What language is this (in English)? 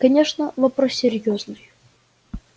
Russian